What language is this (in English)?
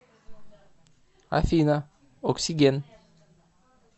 Russian